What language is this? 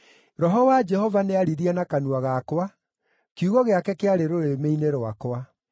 Kikuyu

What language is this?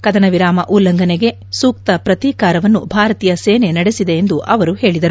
Kannada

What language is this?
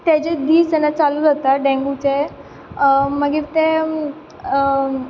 Konkani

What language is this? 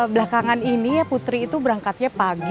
Indonesian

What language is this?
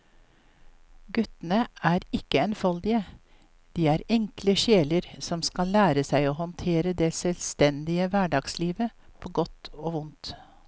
Norwegian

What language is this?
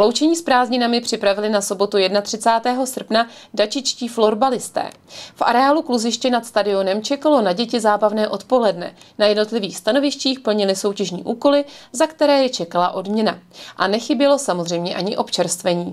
Czech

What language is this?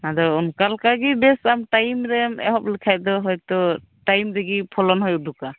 Santali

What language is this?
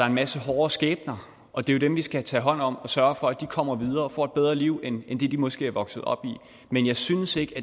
Danish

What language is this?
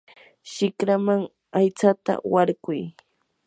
Yanahuanca Pasco Quechua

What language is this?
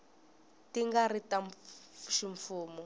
Tsonga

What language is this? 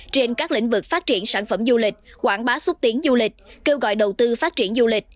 Vietnamese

